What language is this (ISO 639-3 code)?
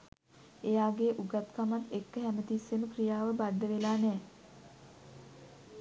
sin